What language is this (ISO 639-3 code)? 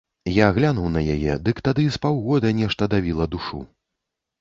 bel